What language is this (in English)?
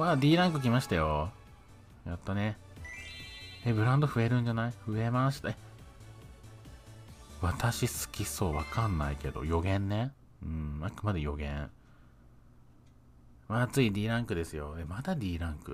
Japanese